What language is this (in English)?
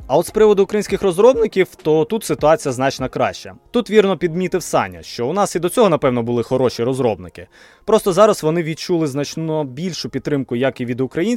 Ukrainian